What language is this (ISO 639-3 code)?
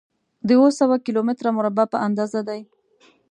pus